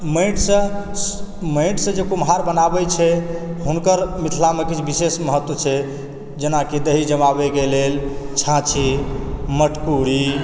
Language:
Maithili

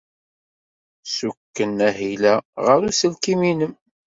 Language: Kabyle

